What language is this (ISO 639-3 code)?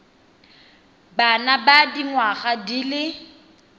tsn